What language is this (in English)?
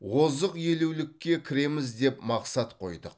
Kazakh